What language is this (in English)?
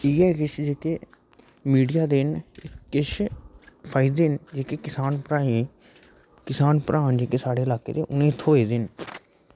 Dogri